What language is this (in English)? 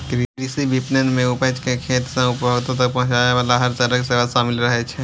Maithili